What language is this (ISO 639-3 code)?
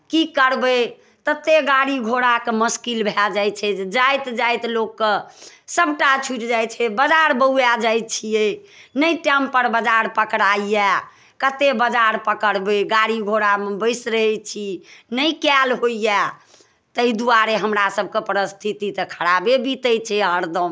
mai